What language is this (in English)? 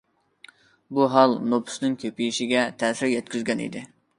Uyghur